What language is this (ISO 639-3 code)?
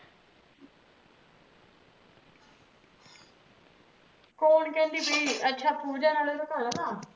pan